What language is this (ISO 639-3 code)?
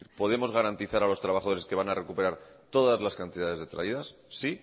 spa